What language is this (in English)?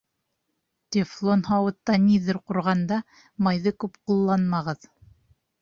Bashkir